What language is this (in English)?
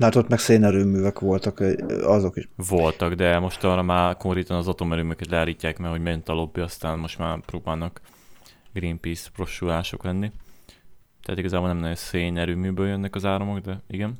Hungarian